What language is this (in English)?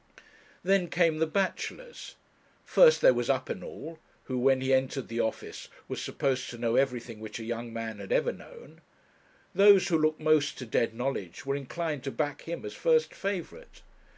English